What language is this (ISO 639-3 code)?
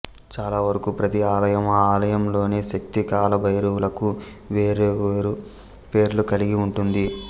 tel